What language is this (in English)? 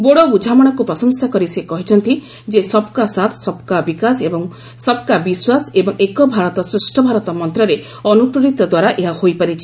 Odia